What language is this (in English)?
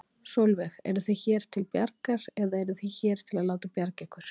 Icelandic